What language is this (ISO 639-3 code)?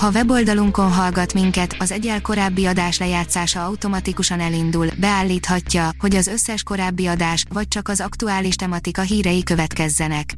hun